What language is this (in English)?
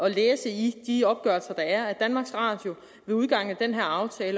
Danish